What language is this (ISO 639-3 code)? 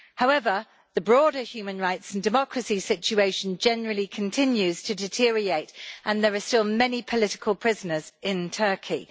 eng